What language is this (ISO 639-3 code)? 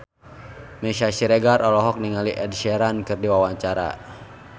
sun